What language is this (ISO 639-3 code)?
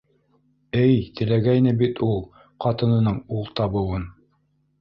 bak